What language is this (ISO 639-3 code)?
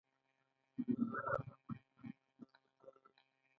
pus